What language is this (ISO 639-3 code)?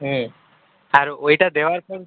ben